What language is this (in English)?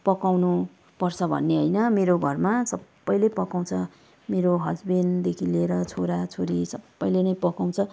Nepali